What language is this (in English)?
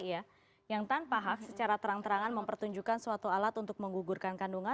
Indonesian